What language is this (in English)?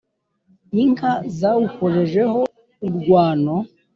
Kinyarwanda